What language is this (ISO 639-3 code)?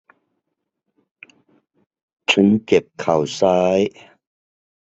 tha